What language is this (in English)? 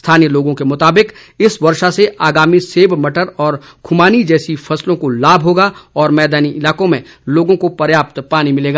Hindi